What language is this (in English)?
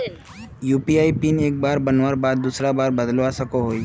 Magahi